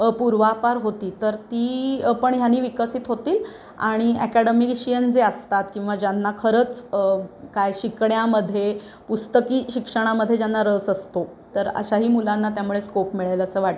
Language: Marathi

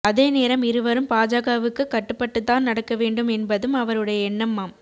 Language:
Tamil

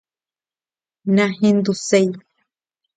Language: Guarani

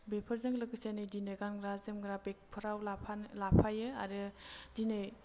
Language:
Bodo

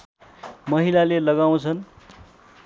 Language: Nepali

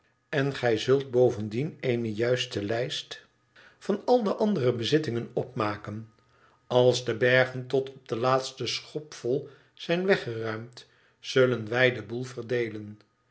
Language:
Dutch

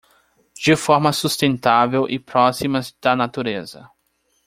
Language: Portuguese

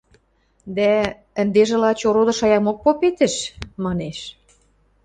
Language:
Western Mari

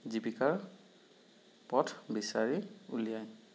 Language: Assamese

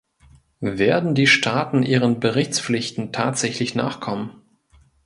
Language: German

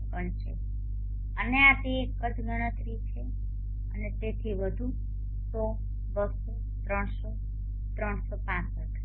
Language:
Gujarati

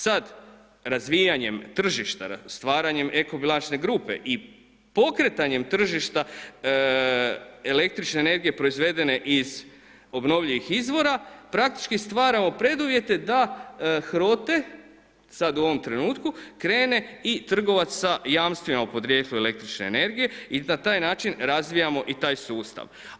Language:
Croatian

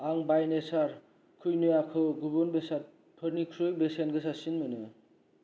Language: Bodo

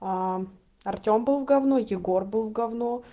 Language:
Russian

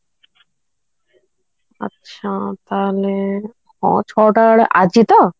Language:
Odia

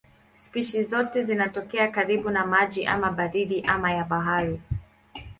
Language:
Swahili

